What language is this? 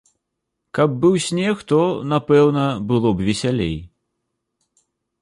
Belarusian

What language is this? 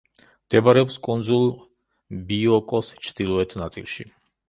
Georgian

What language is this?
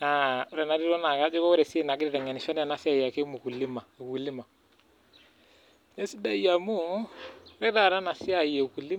Masai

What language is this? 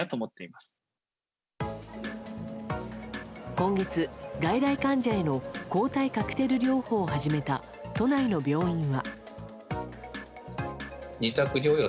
Japanese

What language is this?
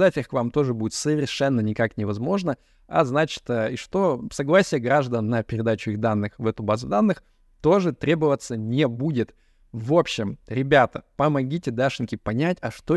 Russian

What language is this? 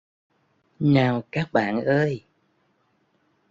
Vietnamese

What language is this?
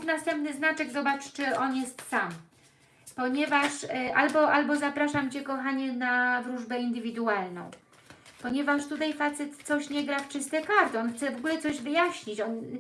Polish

